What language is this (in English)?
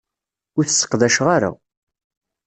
Kabyle